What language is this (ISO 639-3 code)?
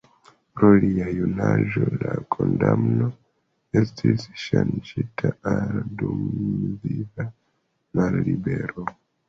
epo